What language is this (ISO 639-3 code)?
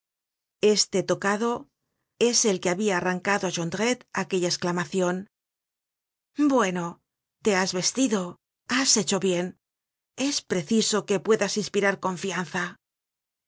spa